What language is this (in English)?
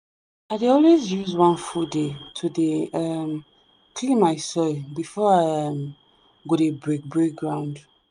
Nigerian Pidgin